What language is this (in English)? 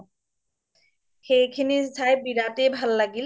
Assamese